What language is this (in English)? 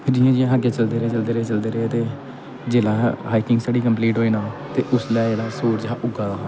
Dogri